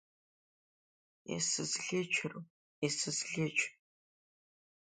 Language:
Abkhazian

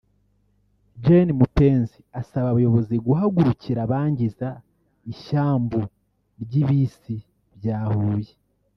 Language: Kinyarwanda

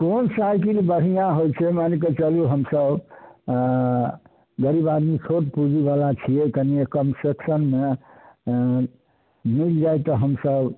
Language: Maithili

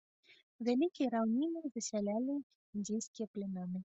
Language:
Belarusian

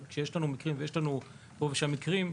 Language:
Hebrew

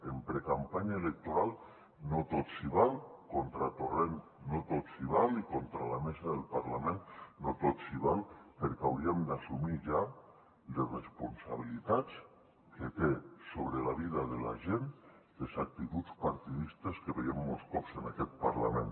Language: Catalan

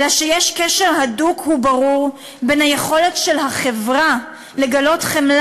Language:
Hebrew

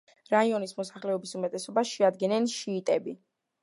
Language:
Georgian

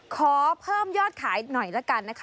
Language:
Thai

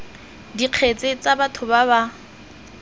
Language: Tswana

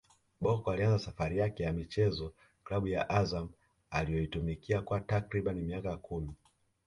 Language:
Swahili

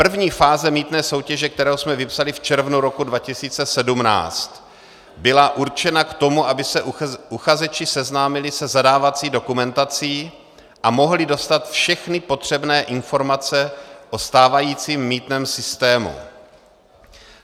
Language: Czech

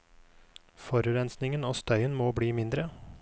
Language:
Norwegian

